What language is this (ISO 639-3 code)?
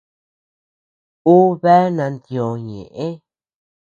cux